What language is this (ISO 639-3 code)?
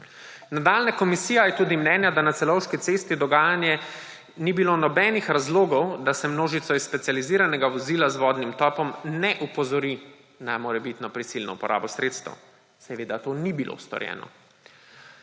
slv